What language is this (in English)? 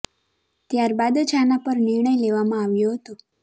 Gujarati